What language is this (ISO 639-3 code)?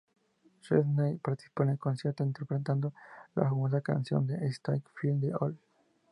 spa